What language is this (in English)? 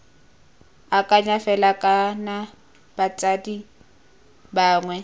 Tswana